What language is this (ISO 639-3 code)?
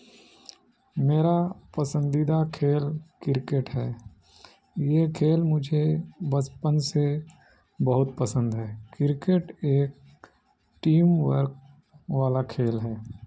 urd